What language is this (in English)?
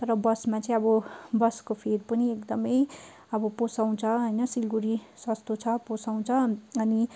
Nepali